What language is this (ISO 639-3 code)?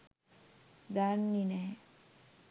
sin